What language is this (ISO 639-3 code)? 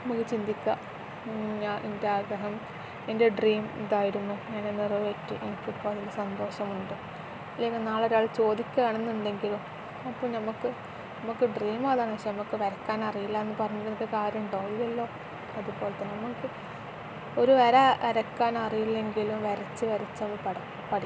mal